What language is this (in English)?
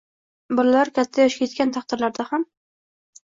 Uzbek